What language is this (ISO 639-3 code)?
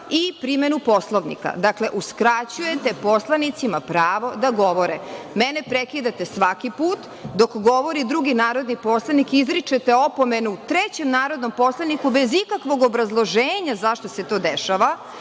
srp